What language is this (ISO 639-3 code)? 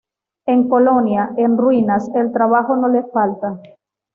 spa